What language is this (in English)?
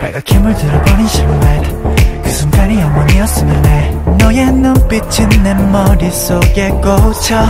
Korean